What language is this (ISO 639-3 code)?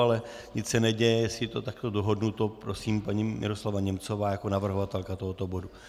ces